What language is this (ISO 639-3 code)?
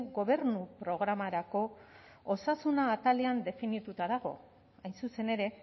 eus